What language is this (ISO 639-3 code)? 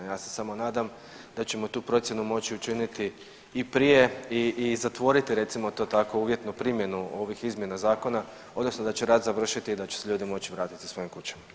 hrv